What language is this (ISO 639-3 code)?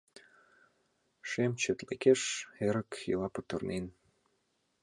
chm